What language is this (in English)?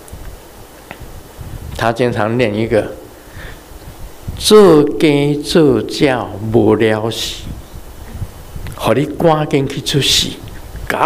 Chinese